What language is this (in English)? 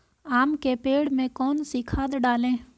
Hindi